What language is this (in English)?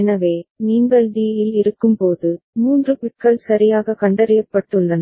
Tamil